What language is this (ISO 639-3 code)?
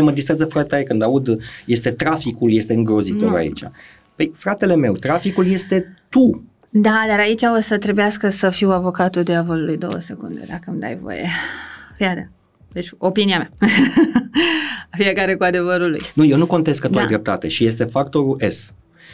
ron